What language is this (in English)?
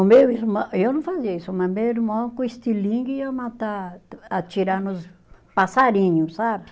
Portuguese